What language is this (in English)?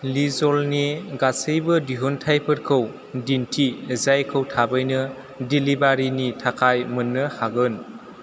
Bodo